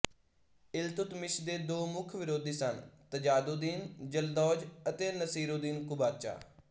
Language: Punjabi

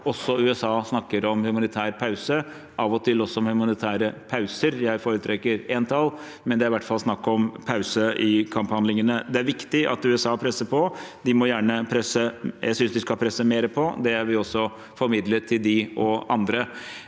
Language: Norwegian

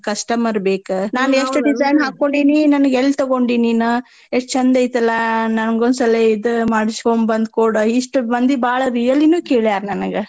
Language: Kannada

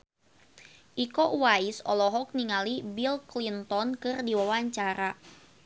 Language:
Sundanese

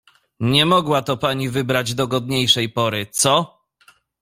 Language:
Polish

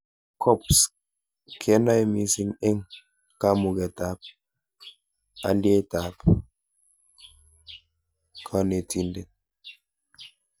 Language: Kalenjin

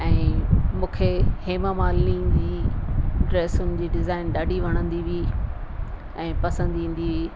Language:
Sindhi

